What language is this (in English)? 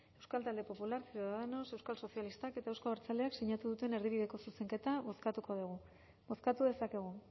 Basque